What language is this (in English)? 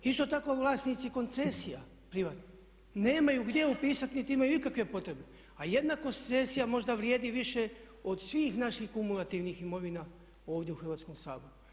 Croatian